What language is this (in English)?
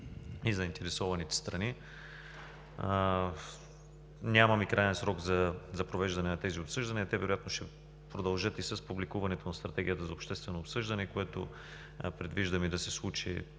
Bulgarian